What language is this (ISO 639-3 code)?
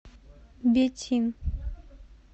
rus